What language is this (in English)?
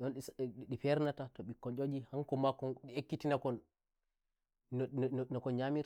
Nigerian Fulfulde